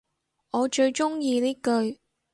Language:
Cantonese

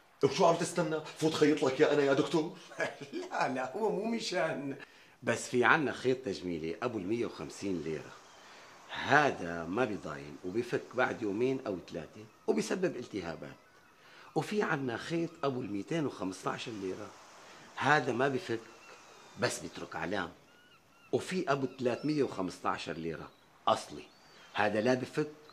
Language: Arabic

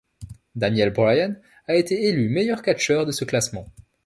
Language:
French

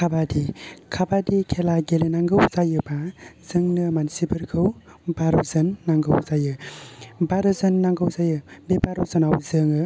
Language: Bodo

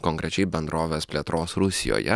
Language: Lithuanian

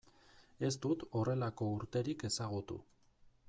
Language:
Basque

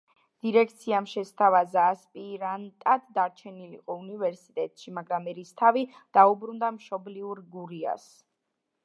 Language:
Georgian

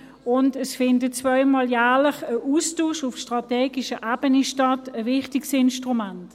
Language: Swiss German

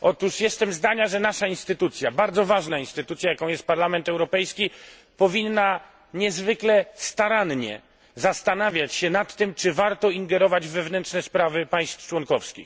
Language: Polish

